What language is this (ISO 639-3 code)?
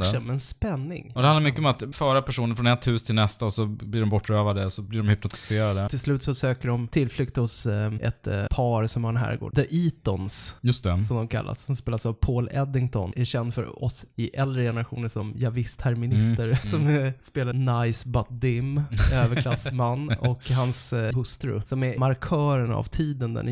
swe